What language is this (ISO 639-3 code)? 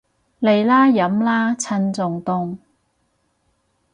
yue